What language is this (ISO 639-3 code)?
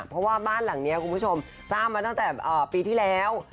tha